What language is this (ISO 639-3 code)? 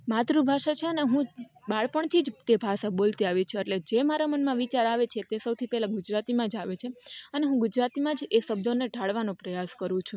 guj